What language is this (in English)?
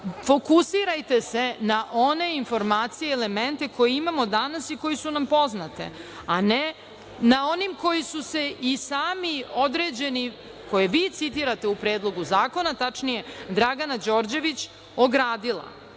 Serbian